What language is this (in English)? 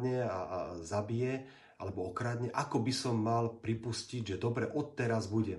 Slovak